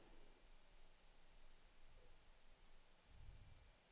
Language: Swedish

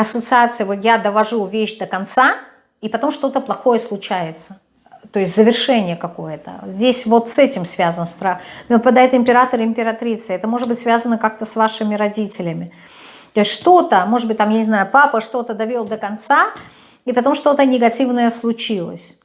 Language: Russian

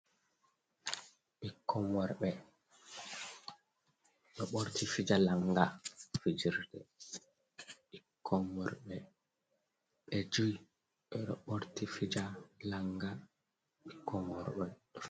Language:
Fula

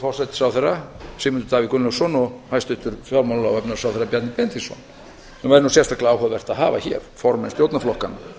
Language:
Icelandic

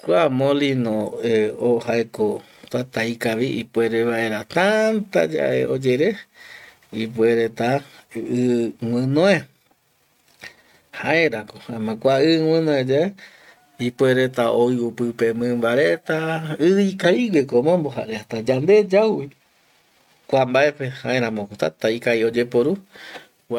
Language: Eastern Bolivian Guaraní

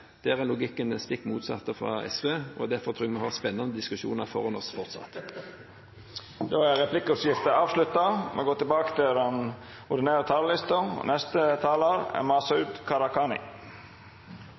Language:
Norwegian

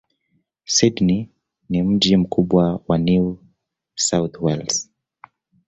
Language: Swahili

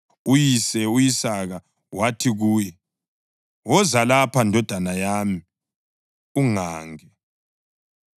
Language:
North Ndebele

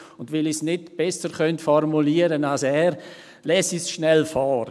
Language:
Swiss German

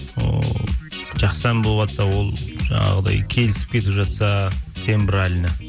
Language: Kazakh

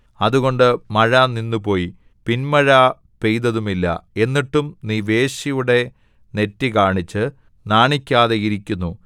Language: Malayalam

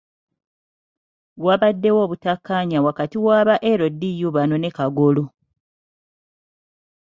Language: Ganda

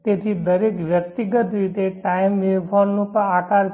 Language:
Gujarati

